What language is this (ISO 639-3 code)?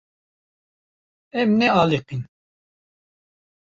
kur